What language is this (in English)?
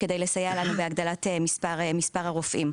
Hebrew